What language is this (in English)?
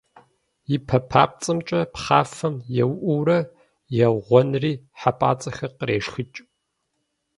Kabardian